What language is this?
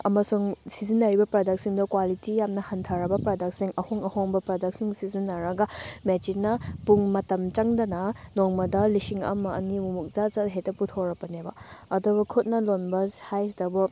Manipuri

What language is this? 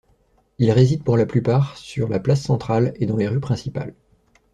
French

